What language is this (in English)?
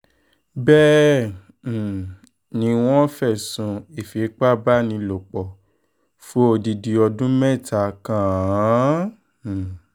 Yoruba